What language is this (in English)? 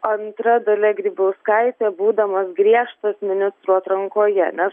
Lithuanian